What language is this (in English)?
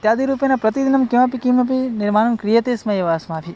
Sanskrit